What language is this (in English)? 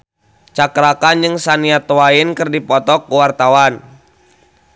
Sundanese